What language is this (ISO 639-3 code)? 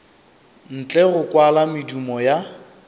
nso